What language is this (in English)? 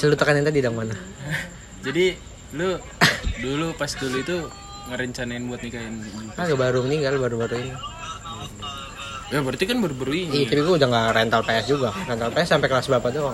Indonesian